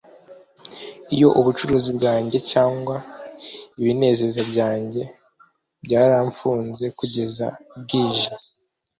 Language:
Kinyarwanda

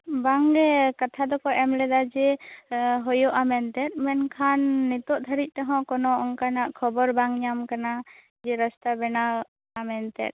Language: Santali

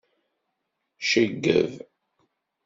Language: Kabyle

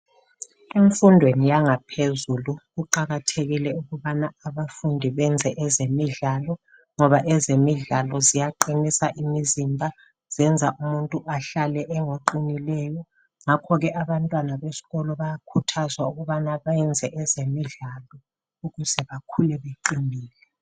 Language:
North Ndebele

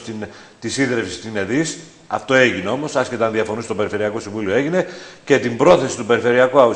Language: Greek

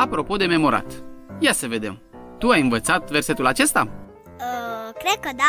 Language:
Romanian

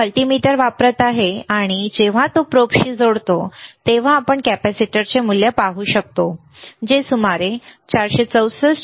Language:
Marathi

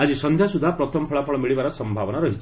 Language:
Odia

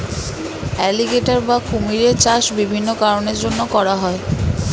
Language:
Bangla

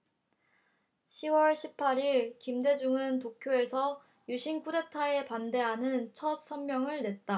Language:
Korean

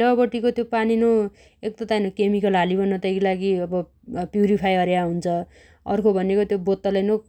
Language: Dotyali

